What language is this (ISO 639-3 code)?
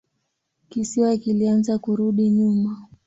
swa